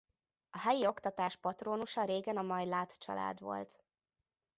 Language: Hungarian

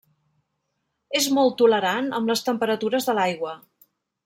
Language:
Catalan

